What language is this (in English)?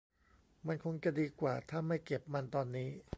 Thai